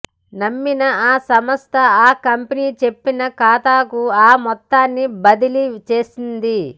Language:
Telugu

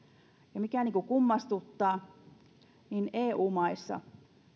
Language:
Finnish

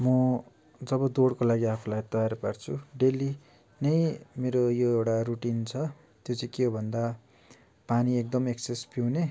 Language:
Nepali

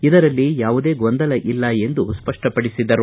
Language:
Kannada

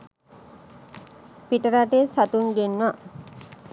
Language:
Sinhala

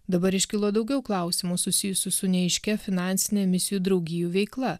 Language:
Lithuanian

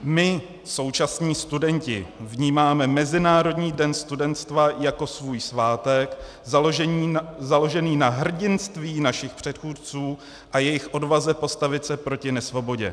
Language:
Czech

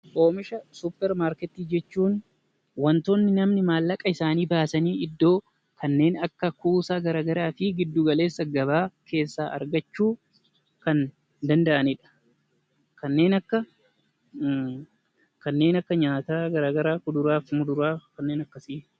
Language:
Oromo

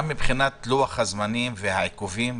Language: Hebrew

